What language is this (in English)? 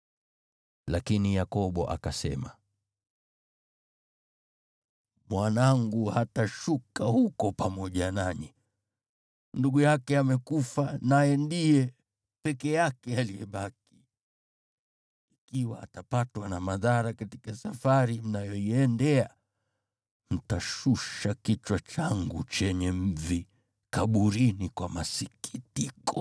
Swahili